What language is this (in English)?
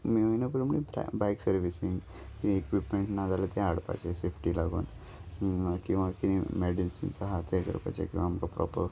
Konkani